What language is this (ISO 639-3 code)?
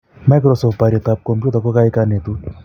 kln